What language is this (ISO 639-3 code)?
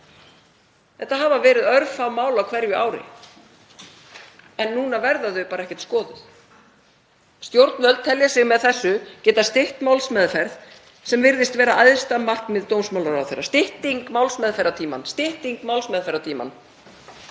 isl